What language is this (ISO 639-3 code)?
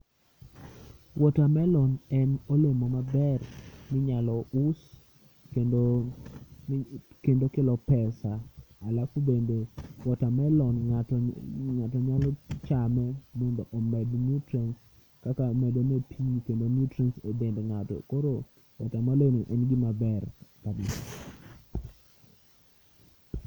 luo